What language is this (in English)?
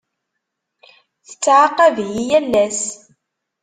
Kabyle